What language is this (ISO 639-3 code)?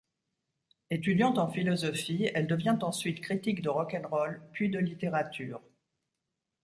fra